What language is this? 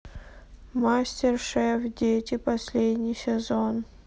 Russian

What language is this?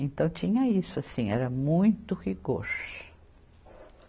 Portuguese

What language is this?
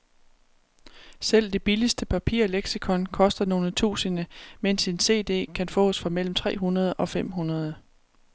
Danish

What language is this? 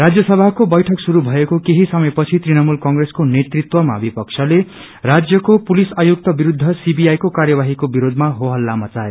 Nepali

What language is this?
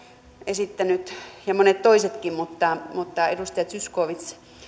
Finnish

